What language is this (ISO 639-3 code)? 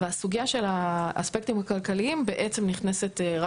heb